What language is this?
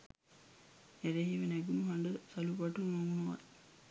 Sinhala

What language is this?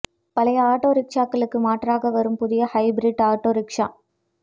Tamil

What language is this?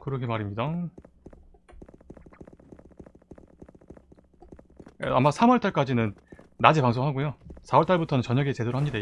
Korean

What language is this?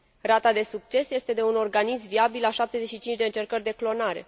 Romanian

